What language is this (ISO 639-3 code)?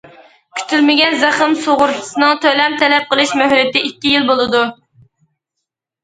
uig